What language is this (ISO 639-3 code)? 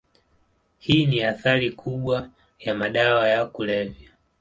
swa